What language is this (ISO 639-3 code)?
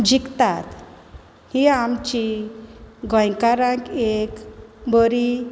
kok